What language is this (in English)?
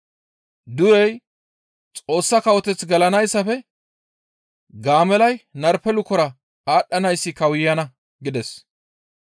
Gamo